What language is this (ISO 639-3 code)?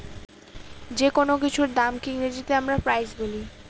ben